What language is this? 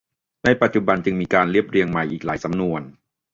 Thai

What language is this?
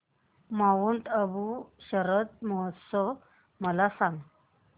Marathi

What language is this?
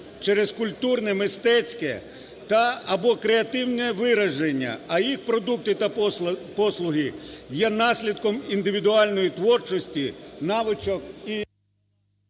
Ukrainian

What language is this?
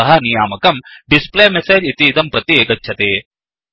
Sanskrit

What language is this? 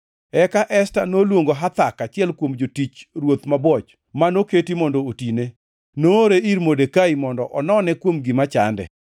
Luo (Kenya and Tanzania)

